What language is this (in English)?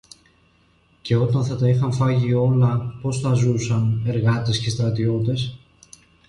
Greek